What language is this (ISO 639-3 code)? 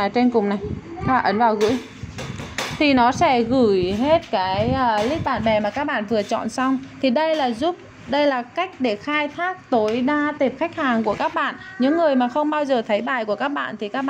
vie